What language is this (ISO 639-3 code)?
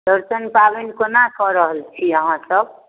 mai